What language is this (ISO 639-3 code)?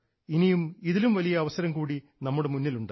mal